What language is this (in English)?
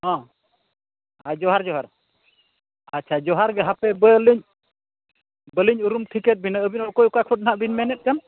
Santali